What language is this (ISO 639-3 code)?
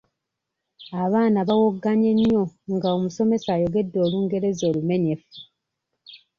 lug